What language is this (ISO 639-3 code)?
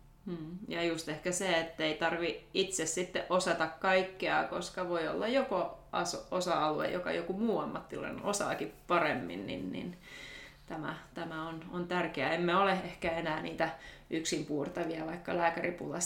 fin